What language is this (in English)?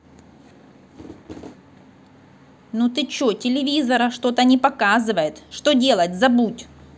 Russian